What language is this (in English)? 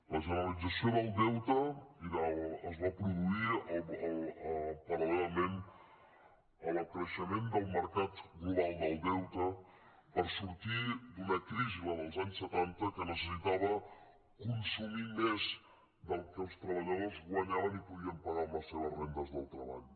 Catalan